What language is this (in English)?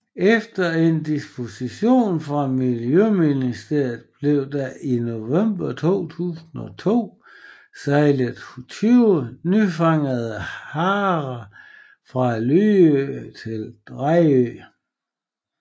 Danish